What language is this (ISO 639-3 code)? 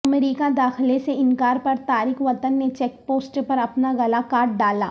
urd